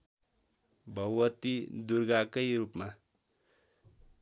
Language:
Nepali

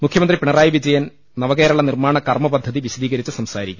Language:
Malayalam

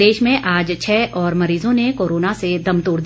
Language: Hindi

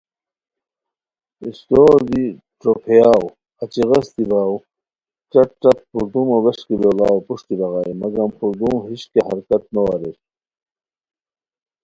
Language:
Khowar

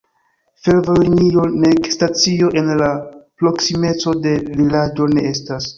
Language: Esperanto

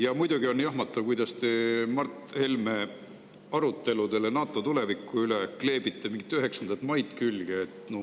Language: Estonian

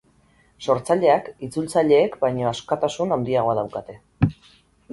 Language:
Basque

